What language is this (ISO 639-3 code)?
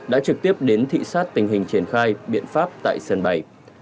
vie